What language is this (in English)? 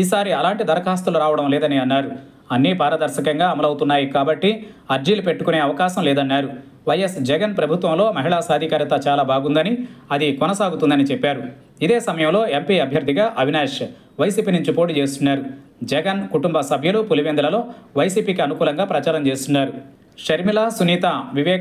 Telugu